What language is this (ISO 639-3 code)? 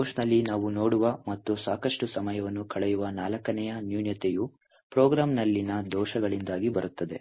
kan